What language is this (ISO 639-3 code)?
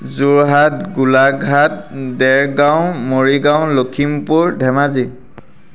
asm